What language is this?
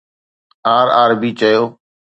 Sindhi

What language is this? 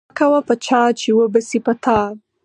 Pashto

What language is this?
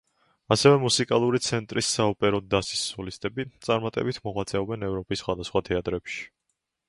Georgian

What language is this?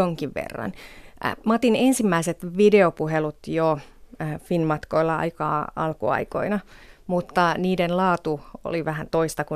Finnish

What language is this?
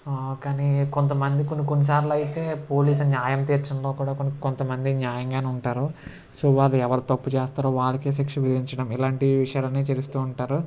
Telugu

